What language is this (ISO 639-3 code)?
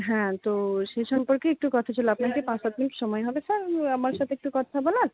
ben